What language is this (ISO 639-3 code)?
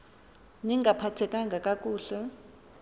xho